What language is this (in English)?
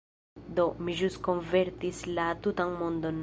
Esperanto